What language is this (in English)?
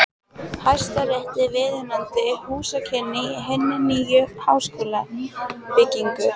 Icelandic